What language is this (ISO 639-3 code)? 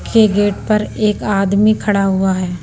hin